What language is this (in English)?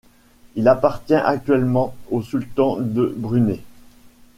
French